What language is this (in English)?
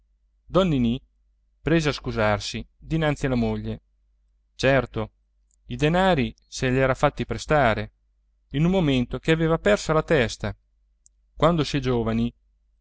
Italian